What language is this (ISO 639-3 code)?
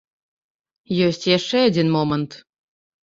bel